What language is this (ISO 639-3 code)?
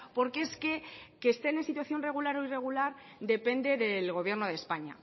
spa